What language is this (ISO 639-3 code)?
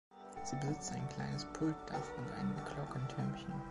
deu